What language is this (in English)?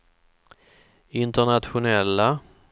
Swedish